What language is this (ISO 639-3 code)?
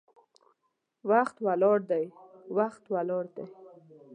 pus